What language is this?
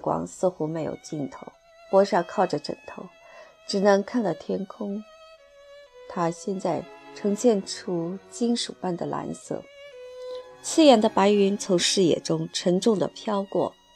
Chinese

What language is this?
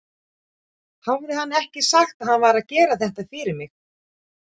Icelandic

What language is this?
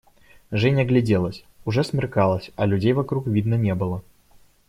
Russian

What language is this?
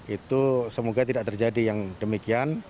Indonesian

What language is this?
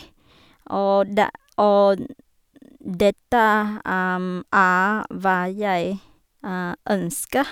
Norwegian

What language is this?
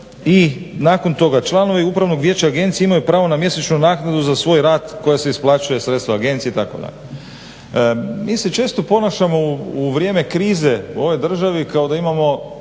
Croatian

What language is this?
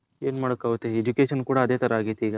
Kannada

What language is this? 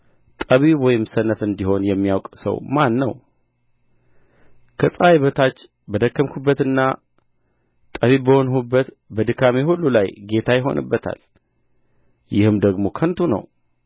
Amharic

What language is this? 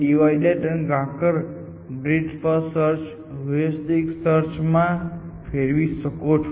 Gujarati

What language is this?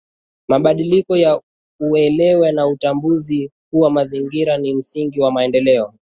Swahili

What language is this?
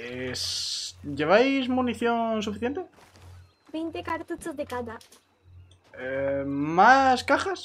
Spanish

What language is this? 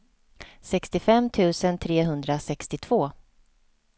Swedish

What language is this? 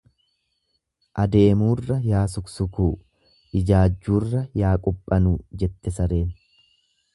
Oromo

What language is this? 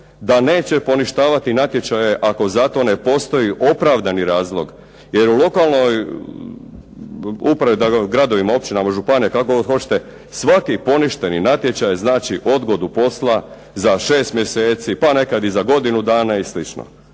Croatian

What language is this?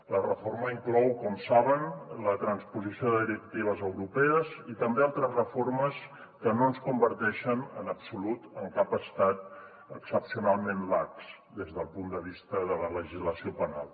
Catalan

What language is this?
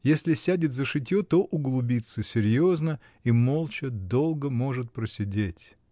Russian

